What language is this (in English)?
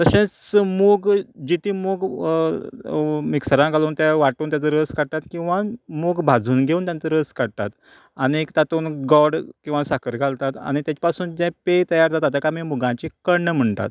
Konkani